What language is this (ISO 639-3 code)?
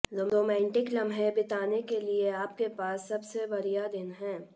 hin